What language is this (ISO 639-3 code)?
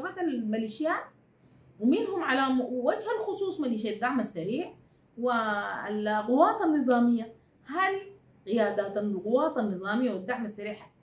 ara